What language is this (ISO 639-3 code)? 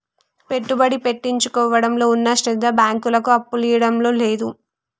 tel